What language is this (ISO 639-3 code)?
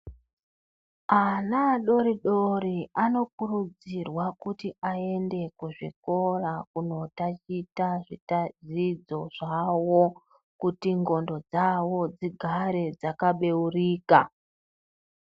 ndc